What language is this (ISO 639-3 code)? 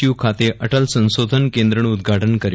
guj